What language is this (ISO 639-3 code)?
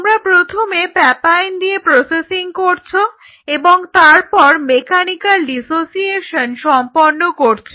ben